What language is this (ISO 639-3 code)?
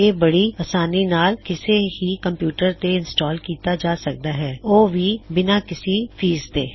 pan